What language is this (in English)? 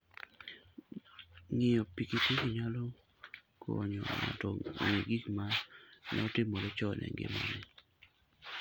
Luo (Kenya and Tanzania)